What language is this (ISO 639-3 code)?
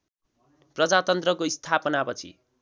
nep